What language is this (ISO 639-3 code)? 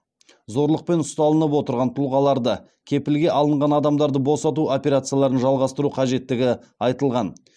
kaz